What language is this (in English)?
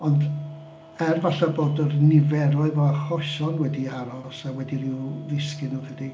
Welsh